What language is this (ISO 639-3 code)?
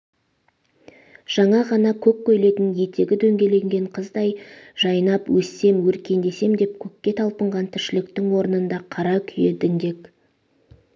kaz